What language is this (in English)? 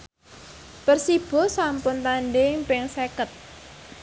Javanese